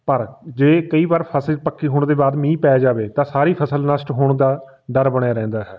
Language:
Punjabi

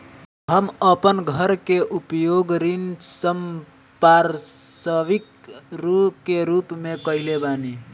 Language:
Bhojpuri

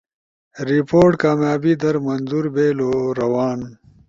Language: Ushojo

